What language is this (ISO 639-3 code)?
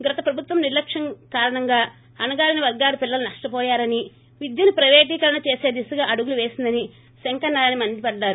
tel